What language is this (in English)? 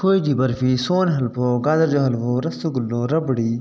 Sindhi